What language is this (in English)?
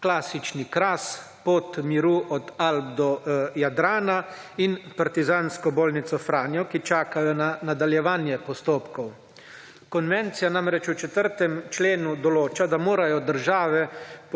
Slovenian